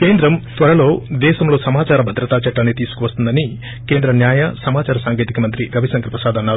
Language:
Telugu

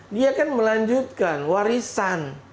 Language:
Indonesian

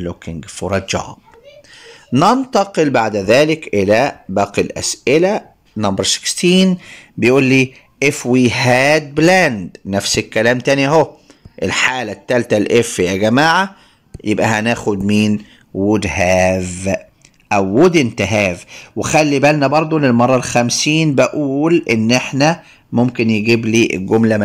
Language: Arabic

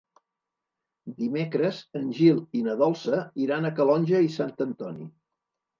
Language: Catalan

